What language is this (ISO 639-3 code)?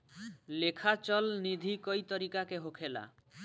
bho